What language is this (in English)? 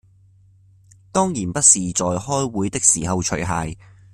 Cantonese